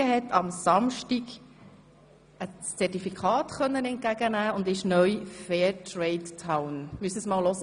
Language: Swiss German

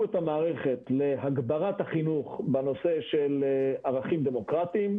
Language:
Hebrew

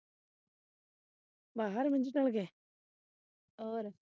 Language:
Punjabi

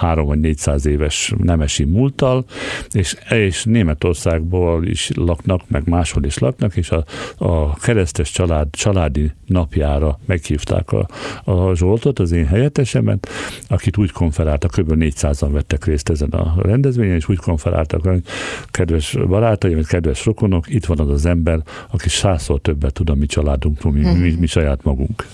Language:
Hungarian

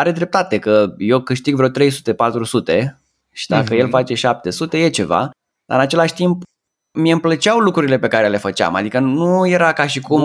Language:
Romanian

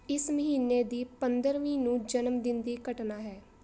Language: Punjabi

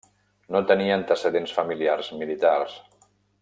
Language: Catalan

